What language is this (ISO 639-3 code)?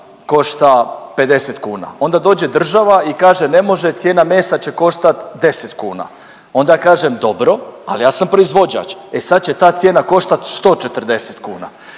hrv